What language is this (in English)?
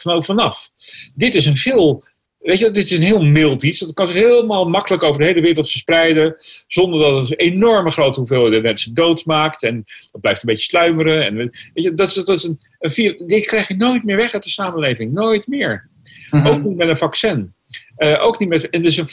Dutch